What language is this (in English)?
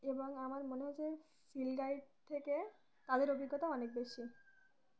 Bangla